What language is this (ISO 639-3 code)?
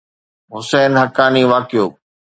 snd